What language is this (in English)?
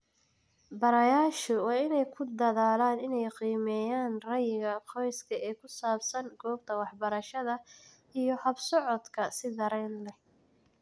Somali